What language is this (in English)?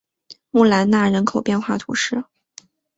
Chinese